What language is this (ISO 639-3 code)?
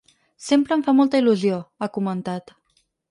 cat